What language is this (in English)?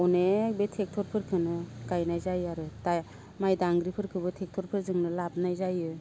Bodo